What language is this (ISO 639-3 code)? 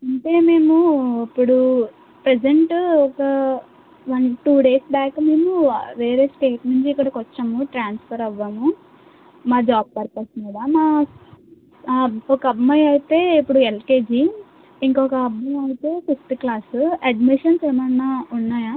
tel